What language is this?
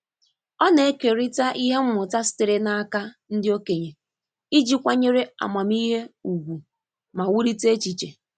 Igbo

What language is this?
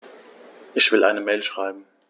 German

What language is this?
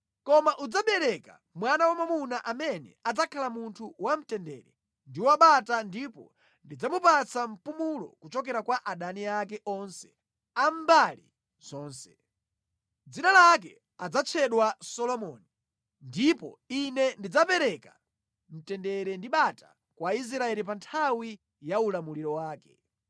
Nyanja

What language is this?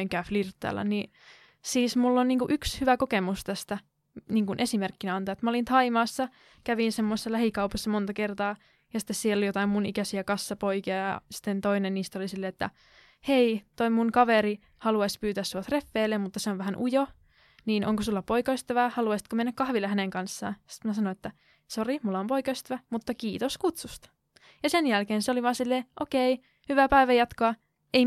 Finnish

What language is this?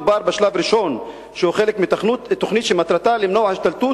Hebrew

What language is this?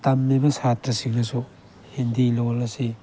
Manipuri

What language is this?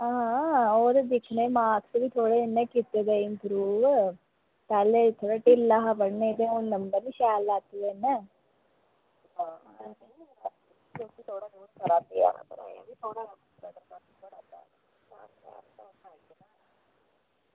Dogri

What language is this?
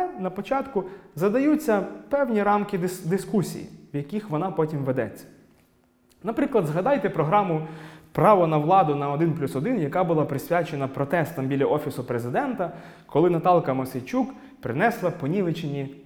Ukrainian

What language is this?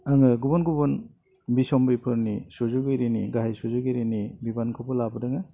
Bodo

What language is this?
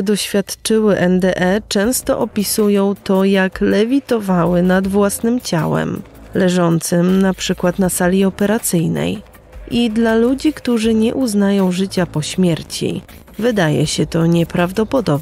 Polish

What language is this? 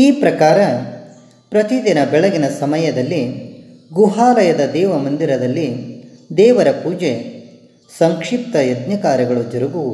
Kannada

